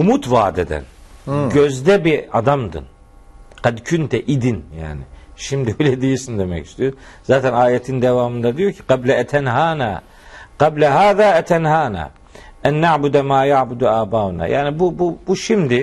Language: Turkish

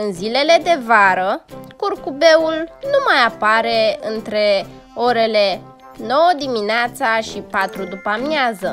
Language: Romanian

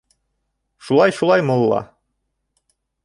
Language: Bashkir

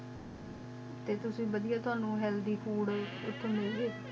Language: Punjabi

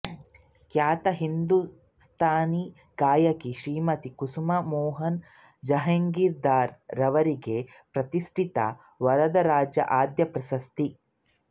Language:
Kannada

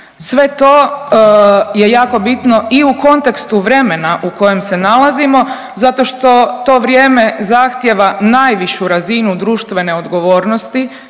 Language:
Croatian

